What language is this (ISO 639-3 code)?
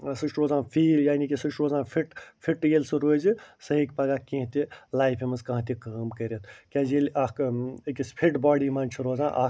kas